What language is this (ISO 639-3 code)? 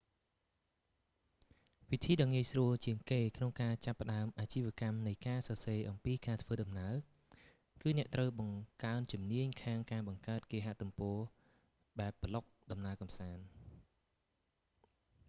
khm